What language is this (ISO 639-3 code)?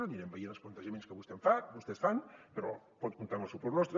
cat